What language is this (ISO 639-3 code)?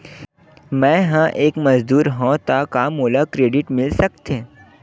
hne